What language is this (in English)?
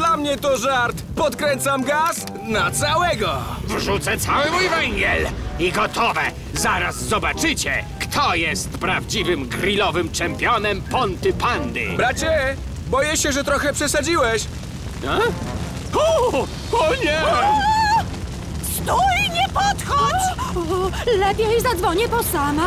Polish